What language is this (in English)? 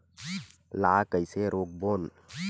Chhattisgarhi